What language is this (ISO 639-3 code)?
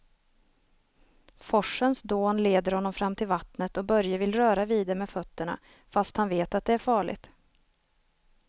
swe